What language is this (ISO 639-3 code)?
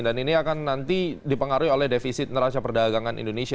ind